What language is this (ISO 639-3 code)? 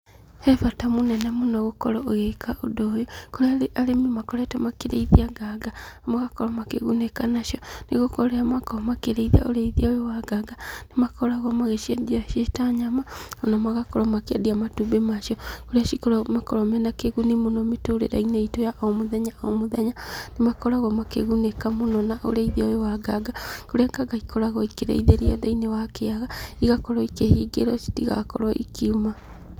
kik